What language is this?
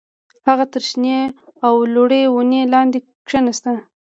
Pashto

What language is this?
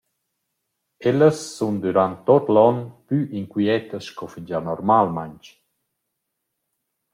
Romansh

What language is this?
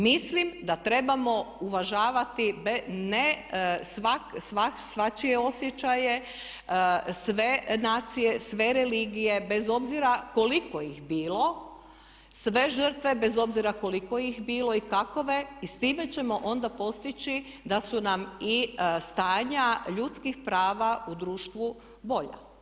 Croatian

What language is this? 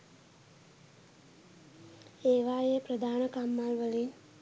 Sinhala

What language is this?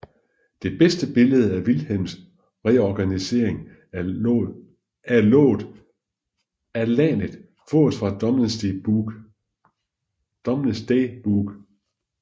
Danish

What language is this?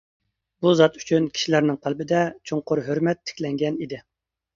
Uyghur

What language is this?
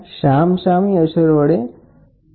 Gujarati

